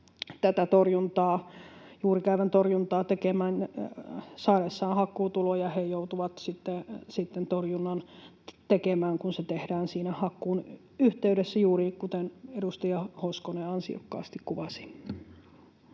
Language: Finnish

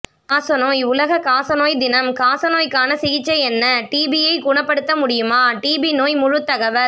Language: Tamil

